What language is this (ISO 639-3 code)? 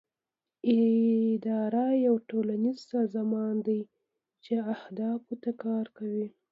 pus